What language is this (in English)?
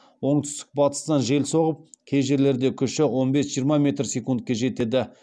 Kazakh